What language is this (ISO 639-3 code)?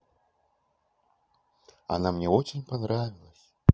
rus